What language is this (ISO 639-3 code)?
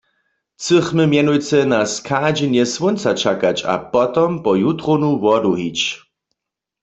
hsb